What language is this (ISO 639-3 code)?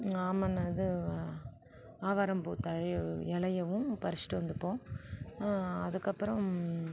tam